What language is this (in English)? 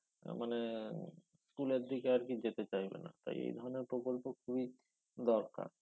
Bangla